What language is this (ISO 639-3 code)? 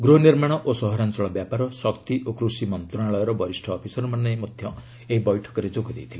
ori